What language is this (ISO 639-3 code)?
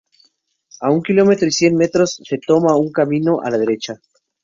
spa